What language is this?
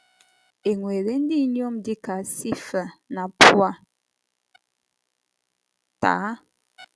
Igbo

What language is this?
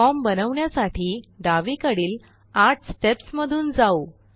Marathi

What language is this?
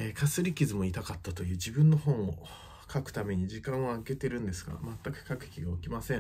Japanese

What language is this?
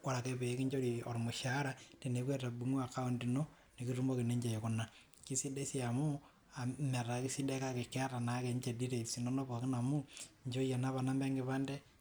Masai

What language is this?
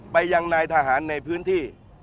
Thai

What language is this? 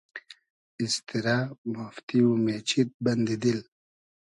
Hazaragi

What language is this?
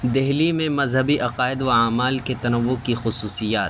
Urdu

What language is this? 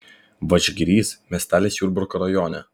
Lithuanian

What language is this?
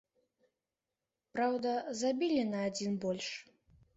Belarusian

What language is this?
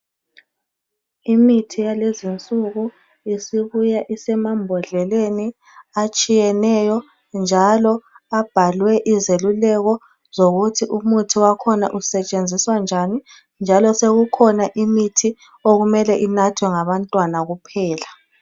North Ndebele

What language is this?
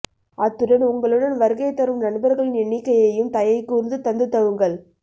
Tamil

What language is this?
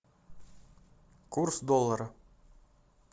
Russian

